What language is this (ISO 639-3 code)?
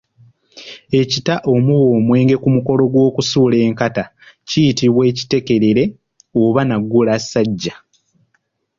lug